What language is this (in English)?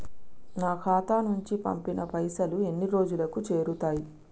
Telugu